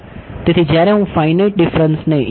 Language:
Gujarati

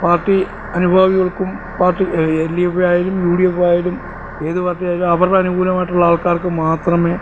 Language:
Malayalam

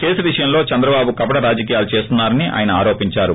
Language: Telugu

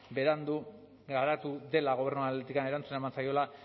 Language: Basque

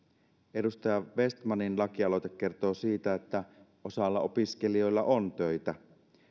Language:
Finnish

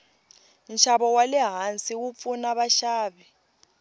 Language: Tsonga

